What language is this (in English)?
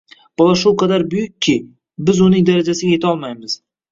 Uzbek